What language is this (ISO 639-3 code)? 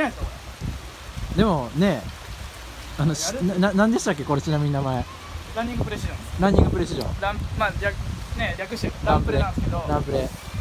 jpn